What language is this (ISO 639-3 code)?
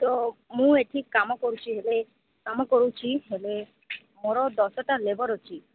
ori